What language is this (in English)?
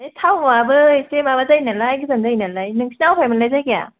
Bodo